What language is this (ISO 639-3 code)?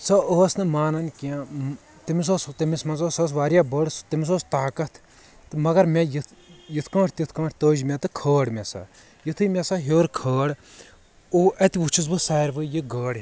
kas